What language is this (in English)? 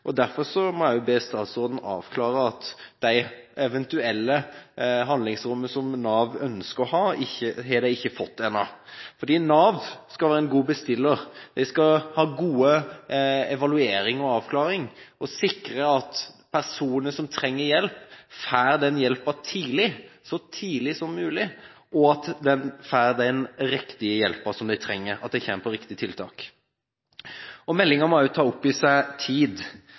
Norwegian Bokmål